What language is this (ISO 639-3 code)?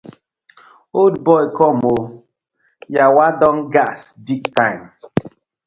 pcm